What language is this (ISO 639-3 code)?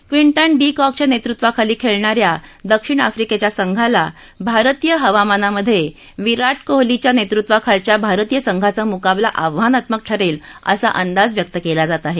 mar